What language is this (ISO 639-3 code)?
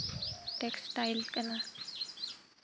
sat